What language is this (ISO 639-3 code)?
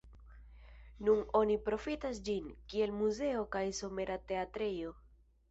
epo